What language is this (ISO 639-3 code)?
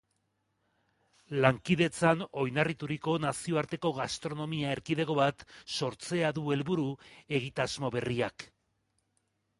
eus